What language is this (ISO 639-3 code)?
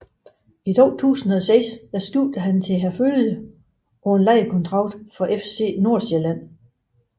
dan